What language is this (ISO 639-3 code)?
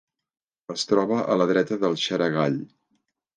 cat